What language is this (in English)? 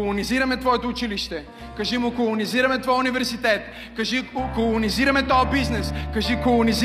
Bulgarian